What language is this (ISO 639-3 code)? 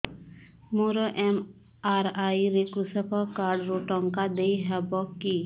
ori